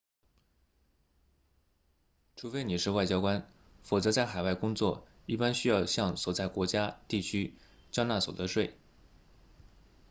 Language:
Chinese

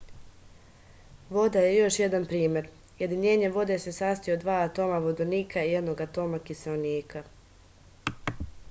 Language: Serbian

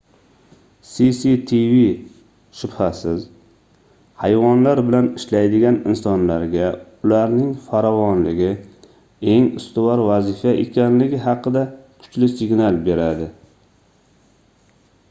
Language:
Uzbek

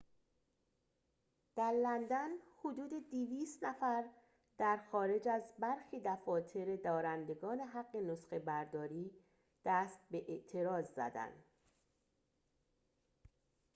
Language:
Persian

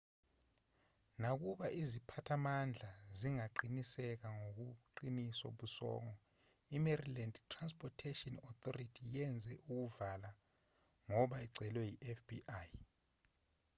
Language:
Zulu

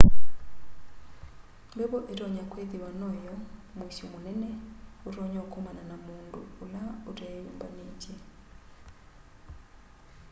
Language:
Kamba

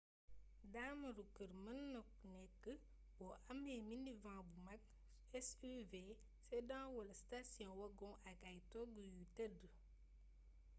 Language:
Wolof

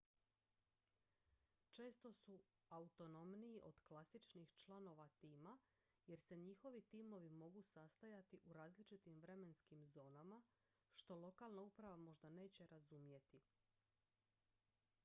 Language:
Croatian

